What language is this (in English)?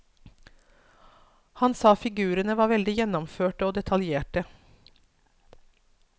Norwegian